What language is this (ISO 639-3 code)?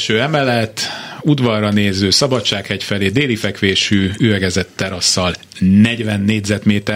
hun